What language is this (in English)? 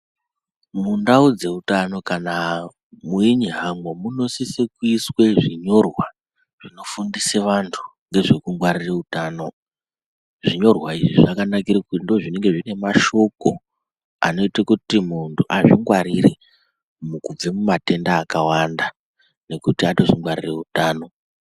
Ndau